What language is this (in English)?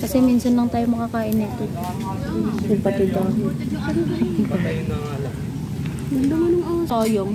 Filipino